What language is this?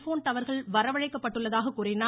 Tamil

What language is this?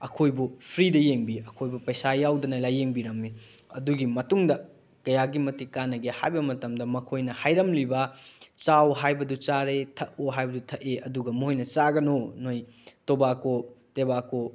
Manipuri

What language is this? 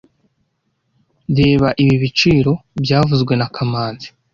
Kinyarwanda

